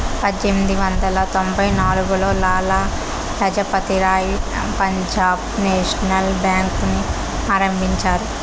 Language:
Telugu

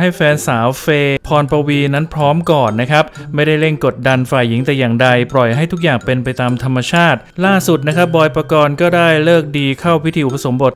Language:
Thai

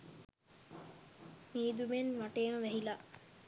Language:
Sinhala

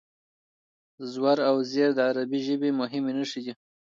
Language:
Pashto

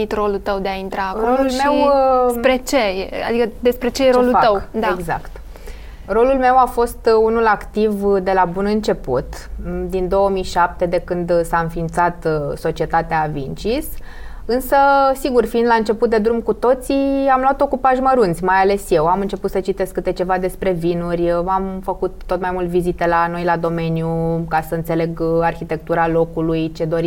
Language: Romanian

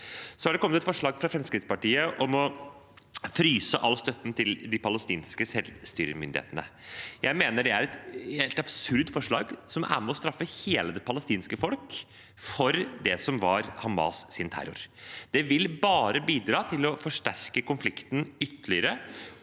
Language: Norwegian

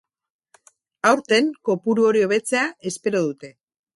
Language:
Basque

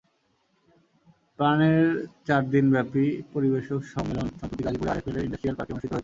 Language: Bangla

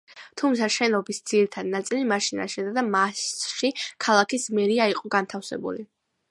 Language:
Georgian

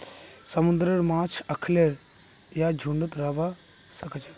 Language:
Magahi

